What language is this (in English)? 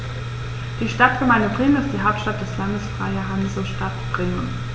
German